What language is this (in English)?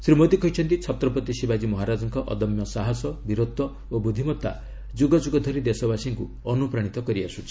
Odia